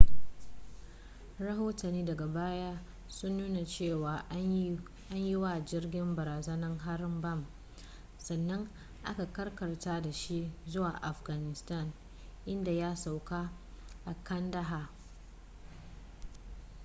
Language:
Hausa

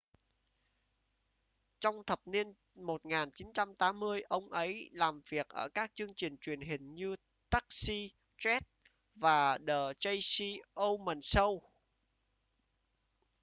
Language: Vietnamese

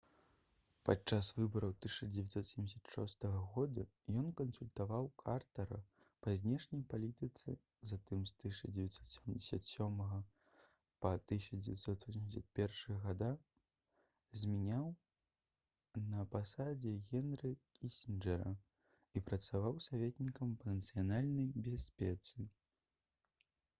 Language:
Belarusian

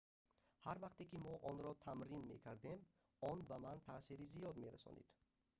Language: Tajik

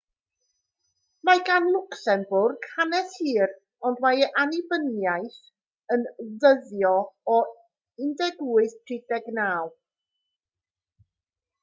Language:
Welsh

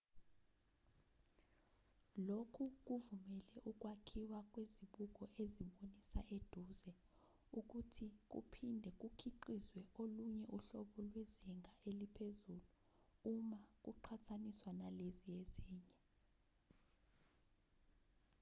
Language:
Zulu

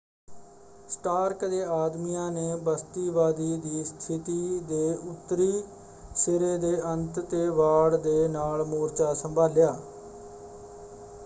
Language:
Punjabi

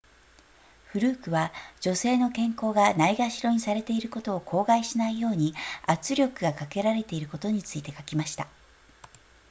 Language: Japanese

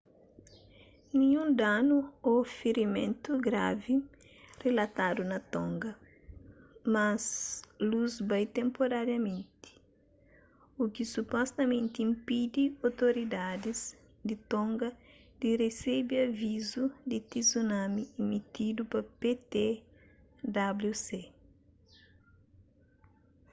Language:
Kabuverdianu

